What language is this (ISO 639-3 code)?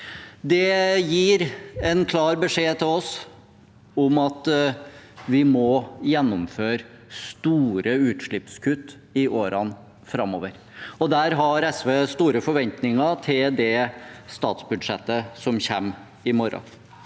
nor